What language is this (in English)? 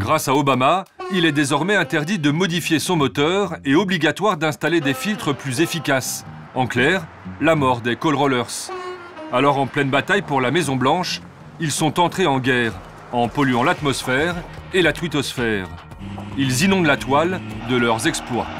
French